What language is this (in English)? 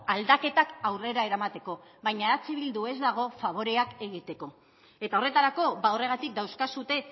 Basque